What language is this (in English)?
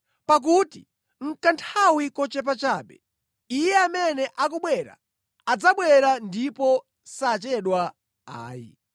Nyanja